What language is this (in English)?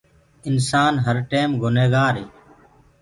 Gurgula